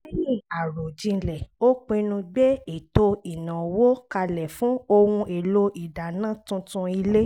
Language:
Yoruba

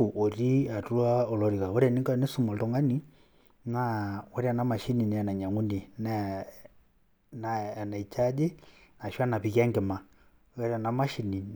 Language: Masai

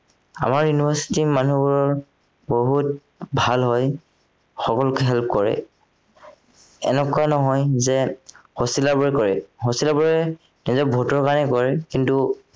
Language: Assamese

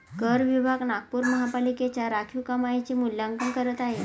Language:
Marathi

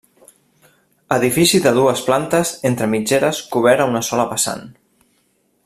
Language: Catalan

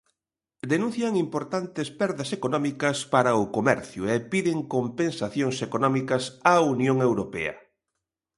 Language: Galician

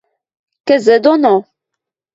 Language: Western Mari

